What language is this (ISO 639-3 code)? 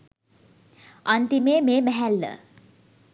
sin